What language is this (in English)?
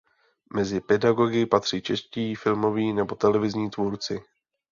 Czech